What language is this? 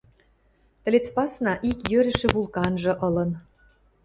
Western Mari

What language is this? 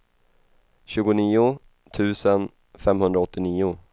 Swedish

